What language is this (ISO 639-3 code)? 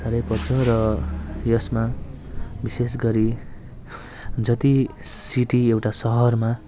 nep